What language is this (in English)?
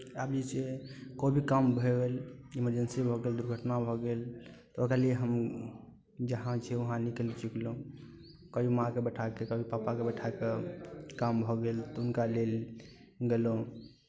Maithili